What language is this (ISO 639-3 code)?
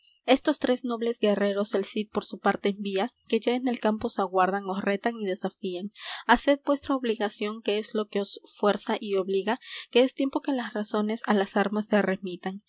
spa